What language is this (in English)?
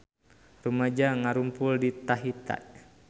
Sundanese